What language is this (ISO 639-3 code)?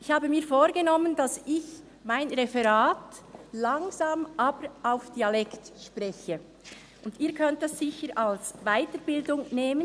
gsw